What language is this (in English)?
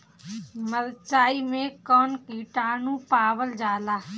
Bhojpuri